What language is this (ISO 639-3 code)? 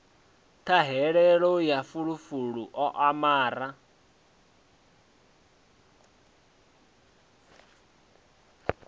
ven